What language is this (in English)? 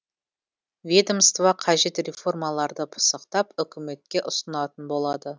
Kazakh